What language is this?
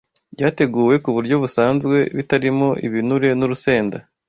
Kinyarwanda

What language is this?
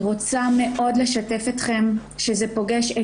Hebrew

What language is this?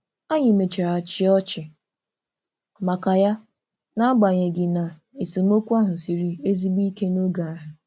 Igbo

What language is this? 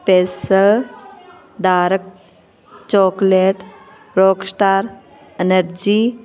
Punjabi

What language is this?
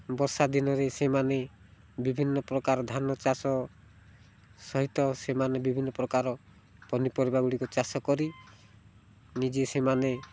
Odia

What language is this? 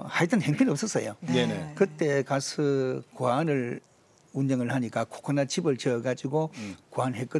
Korean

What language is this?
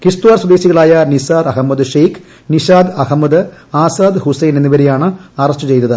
Malayalam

